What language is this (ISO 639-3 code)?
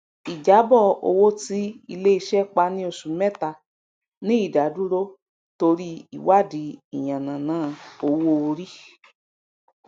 yor